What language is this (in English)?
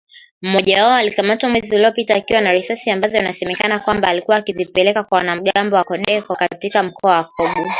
Swahili